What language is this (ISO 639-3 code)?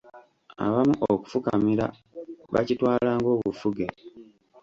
lug